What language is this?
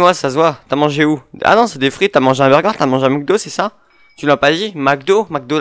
French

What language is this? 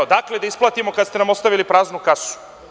Serbian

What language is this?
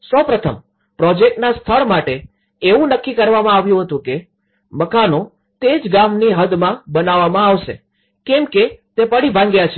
Gujarati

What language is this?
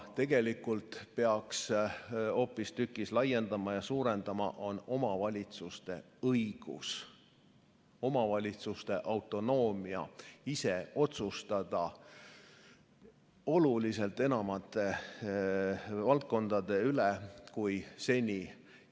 Estonian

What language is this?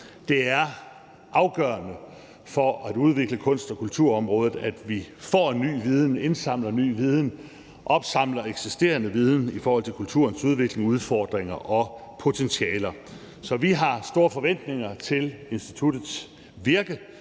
Danish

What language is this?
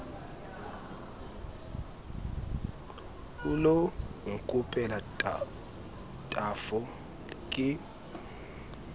Southern Sotho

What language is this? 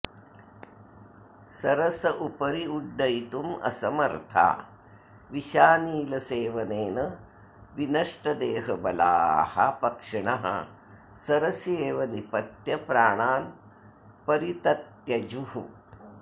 Sanskrit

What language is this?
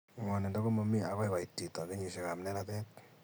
Kalenjin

